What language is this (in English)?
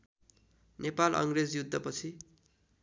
Nepali